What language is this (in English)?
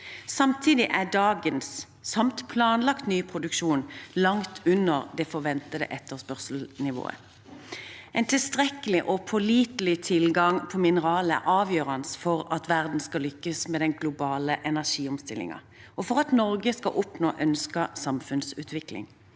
Norwegian